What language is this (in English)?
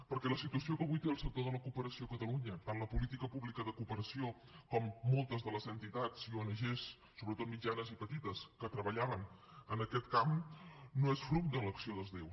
Catalan